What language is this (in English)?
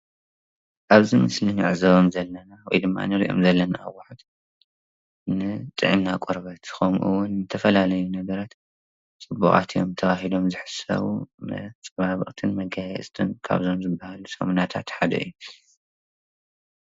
Tigrinya